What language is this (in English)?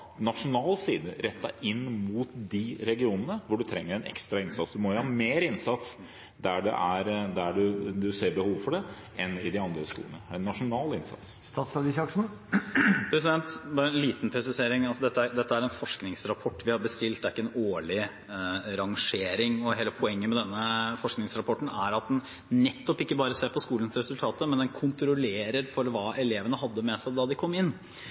Norwegian Bokmål